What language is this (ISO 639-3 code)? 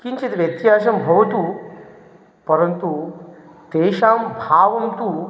san